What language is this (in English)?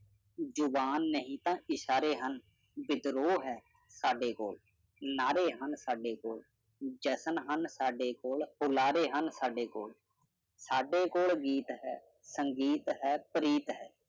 Punjabi